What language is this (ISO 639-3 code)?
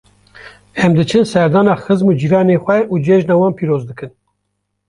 kur